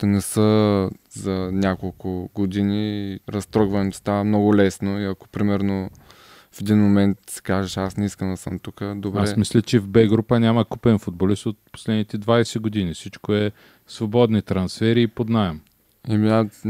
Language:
Bulgarian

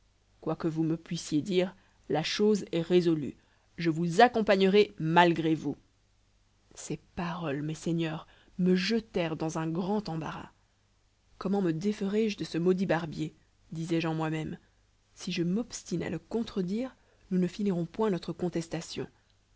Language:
French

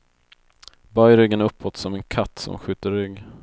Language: Swedish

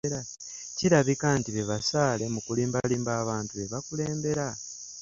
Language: Ganda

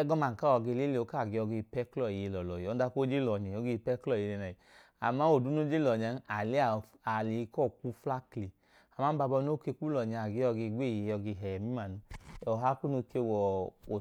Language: Idoma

